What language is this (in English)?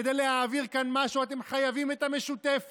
Hebrew